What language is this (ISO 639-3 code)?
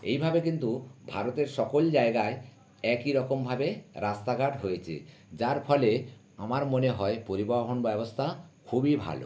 ben